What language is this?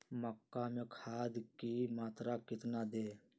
Magahi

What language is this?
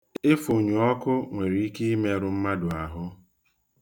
Igbo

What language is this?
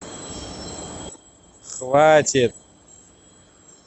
Russian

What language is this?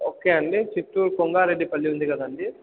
Telugu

